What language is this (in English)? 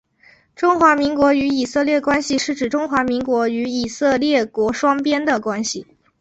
Chinese